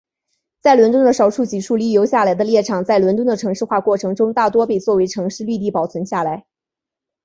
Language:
Chinese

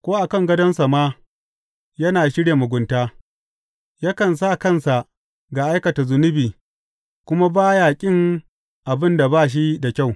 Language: Hausa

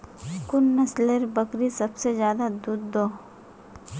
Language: Magahi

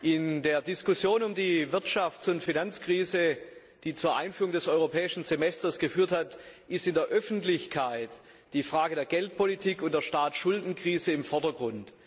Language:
German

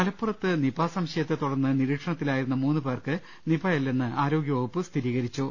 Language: Malayalam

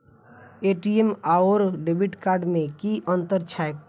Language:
Maithili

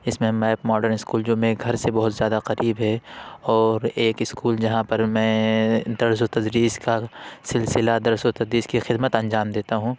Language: Urdu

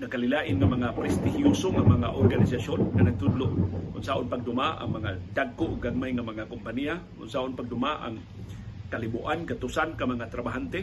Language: Filipino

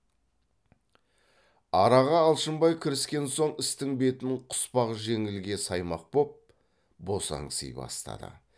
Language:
Kazakh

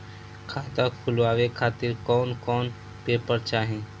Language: Bhojpuri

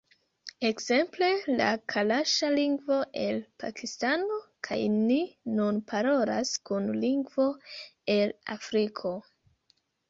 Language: Esperanto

